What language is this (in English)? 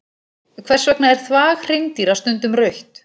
Icelandic